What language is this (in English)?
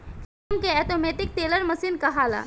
Bhojpuri